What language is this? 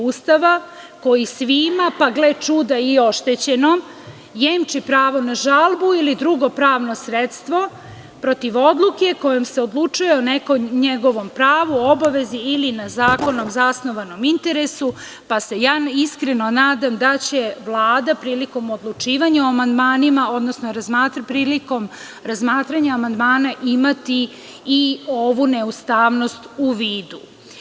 Serbian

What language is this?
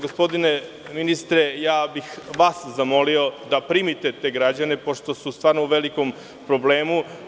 Serbian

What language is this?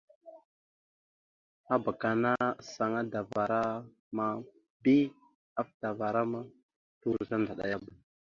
Mada (Cameroon)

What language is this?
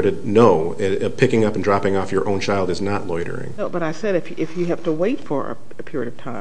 English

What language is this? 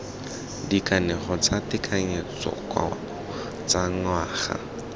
Tswana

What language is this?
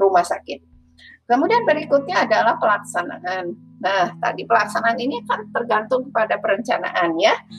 Indonesian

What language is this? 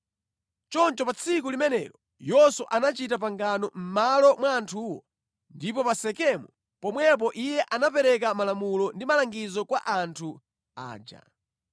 Nyanja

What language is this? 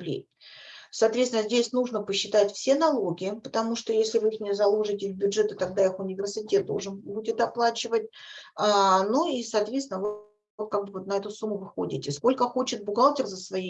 Russian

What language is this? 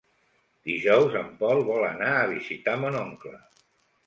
Catalan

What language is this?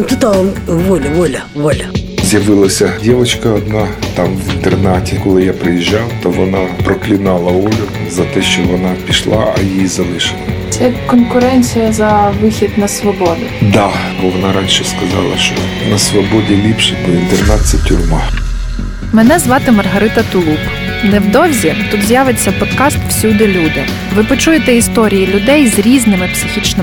Ukrainian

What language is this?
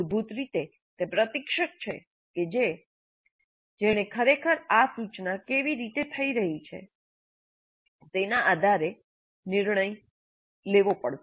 Gujarati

